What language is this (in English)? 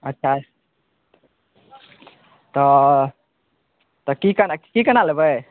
Maithili